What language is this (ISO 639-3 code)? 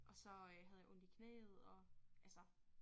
dan